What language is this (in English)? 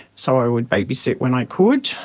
English